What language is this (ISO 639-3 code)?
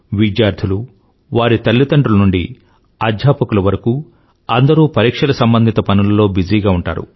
tel